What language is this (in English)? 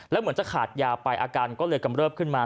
Thai